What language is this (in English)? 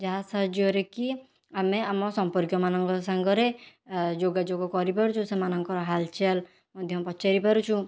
Odia